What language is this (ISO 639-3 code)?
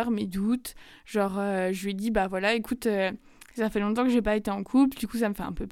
fra